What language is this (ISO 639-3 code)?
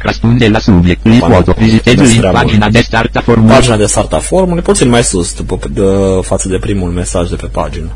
ron